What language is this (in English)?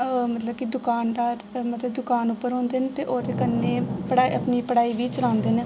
Dogri